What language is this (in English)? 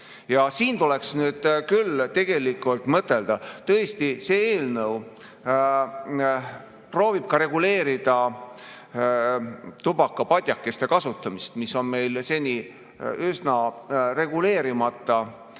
Estonian